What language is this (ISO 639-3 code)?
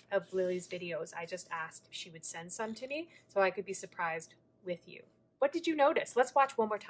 eng